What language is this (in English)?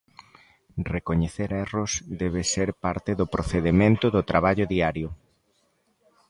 Galician